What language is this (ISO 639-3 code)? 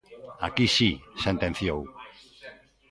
glg